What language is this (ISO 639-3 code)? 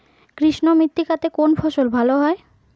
ben